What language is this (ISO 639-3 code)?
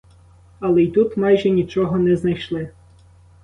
ukr